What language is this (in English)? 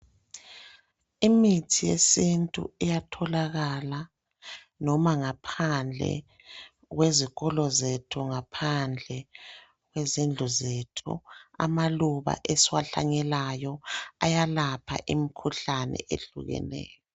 North Ndebele